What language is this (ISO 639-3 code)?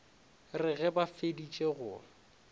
nso